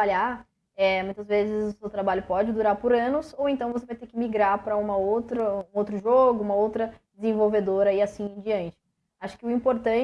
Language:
Portuguese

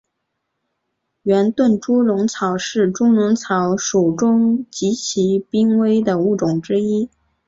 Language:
Chinese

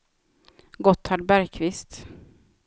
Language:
Swedish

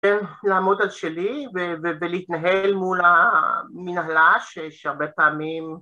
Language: Hebrew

